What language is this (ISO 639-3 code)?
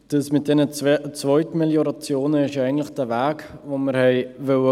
gsw